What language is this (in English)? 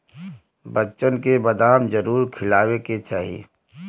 Bhojpuri